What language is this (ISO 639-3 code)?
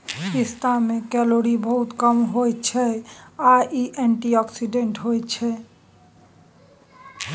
mai